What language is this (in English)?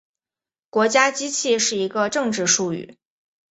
Chinese